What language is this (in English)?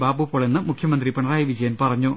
Malayalam